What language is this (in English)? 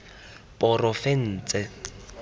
Tswana